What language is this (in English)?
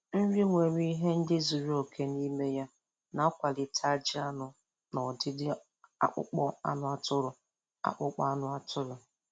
Igbo